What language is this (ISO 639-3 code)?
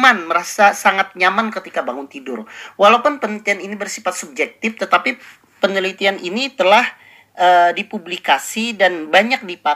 ind